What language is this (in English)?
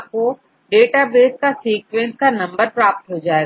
Hindi